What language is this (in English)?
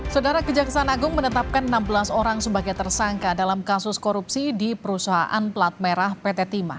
Indonesian